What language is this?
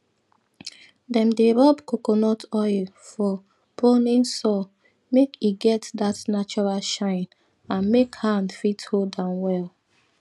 Nigerian Pidgin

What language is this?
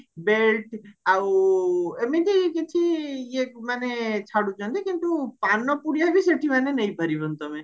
Odia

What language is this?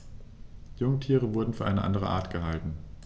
German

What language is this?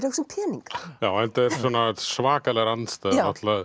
Icelandic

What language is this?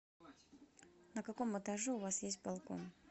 Russian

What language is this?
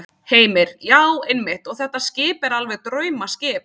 Icelandic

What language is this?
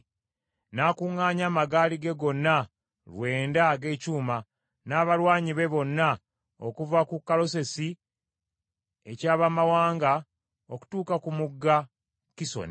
Ganda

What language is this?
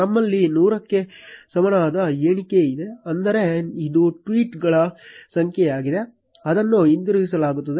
Kannada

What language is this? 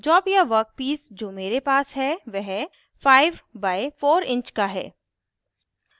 Hindi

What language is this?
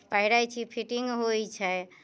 Maithili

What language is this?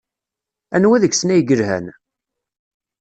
Kabyle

